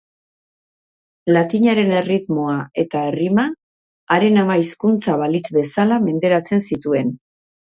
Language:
Basque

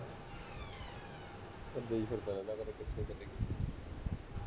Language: Punjabi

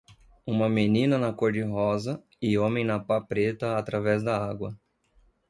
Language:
Portuguese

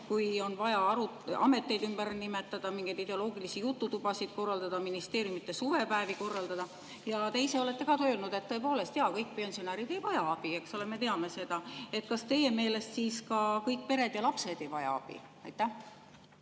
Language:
Estonian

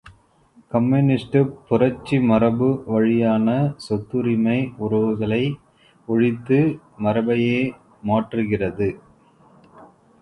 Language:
Tamil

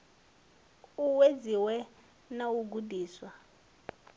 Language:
Venda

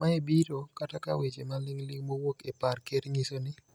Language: Luo (Kenya and Tanzania)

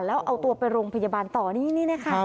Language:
Thai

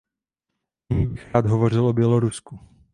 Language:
Czech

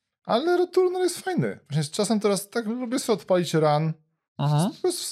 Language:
Polish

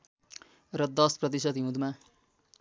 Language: Nepali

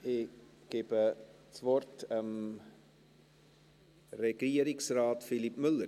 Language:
Swiss German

